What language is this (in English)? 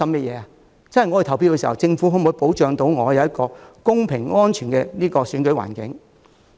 Cantonese